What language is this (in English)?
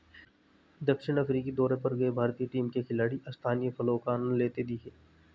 Hindi